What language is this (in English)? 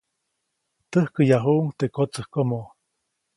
Copainalá Zoque